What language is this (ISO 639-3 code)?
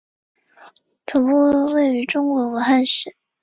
zho